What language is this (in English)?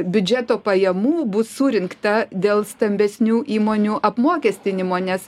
Lithuanian